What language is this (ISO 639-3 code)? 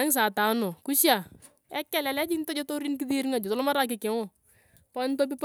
tuv